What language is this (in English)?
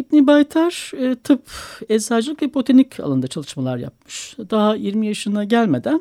Turkish